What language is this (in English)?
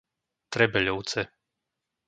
Slovak